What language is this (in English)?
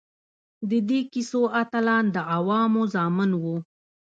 Pashto